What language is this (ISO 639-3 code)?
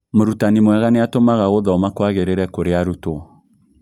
kik